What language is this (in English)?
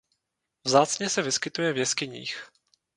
Czech